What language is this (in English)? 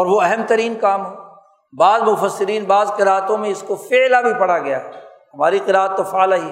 Urdu